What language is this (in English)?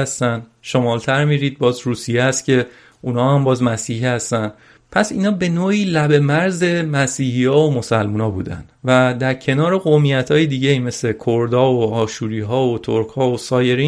Persian